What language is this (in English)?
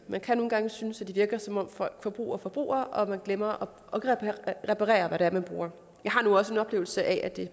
Danish